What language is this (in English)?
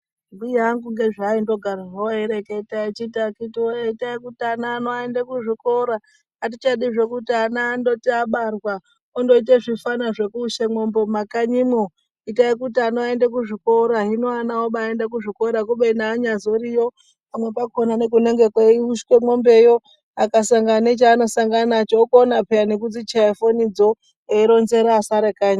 Ndau